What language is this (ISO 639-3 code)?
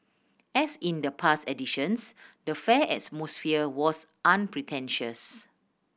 eng